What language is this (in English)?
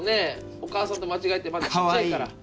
Japanese